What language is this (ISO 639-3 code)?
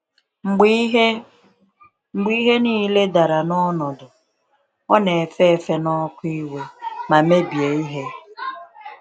ibo